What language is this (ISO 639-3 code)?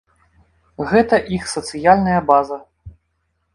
bel